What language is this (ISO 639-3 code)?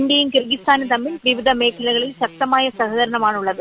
mal